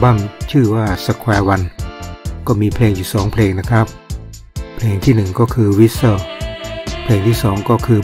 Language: Thai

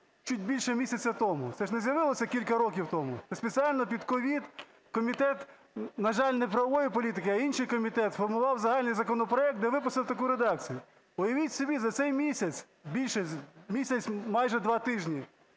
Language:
Ukrainian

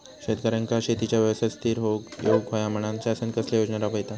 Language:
Marathi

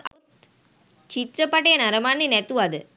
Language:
Sinhala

